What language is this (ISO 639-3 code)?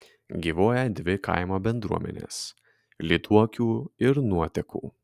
lit